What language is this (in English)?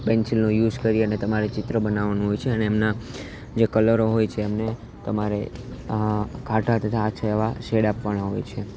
Gujarati